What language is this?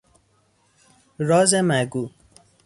Persian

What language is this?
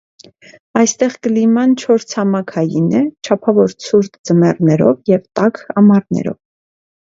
Armenian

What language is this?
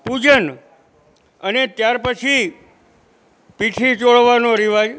Gujarati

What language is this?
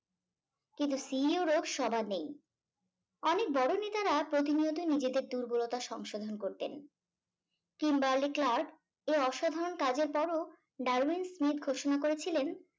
Bangla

